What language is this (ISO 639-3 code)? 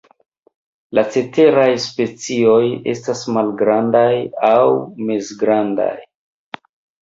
epo